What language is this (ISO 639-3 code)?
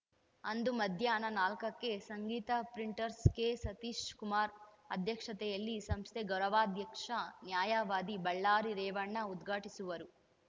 kan